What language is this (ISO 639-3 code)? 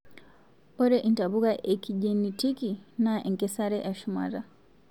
mas